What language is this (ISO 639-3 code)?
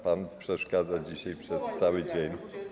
pol